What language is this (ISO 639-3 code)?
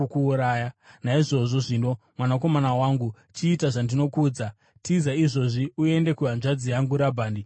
sna